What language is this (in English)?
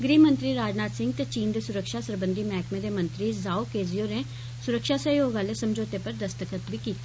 Dogri